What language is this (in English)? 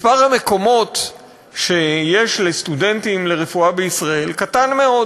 Hebrew